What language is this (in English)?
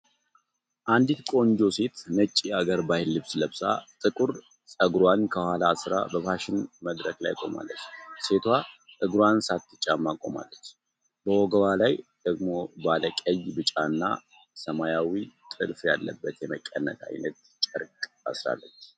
Amharic